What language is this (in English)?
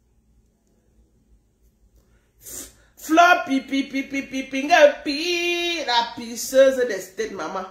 French